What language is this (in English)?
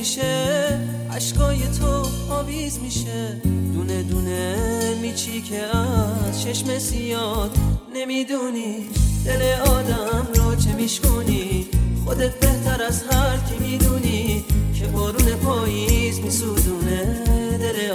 Persian